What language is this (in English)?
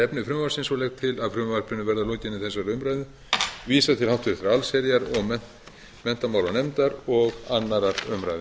Icelandic